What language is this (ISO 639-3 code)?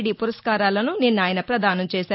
tel